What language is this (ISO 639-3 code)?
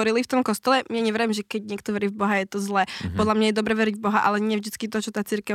slk